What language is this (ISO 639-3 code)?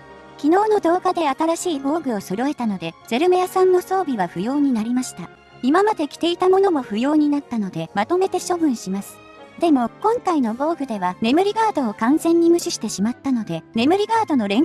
jpn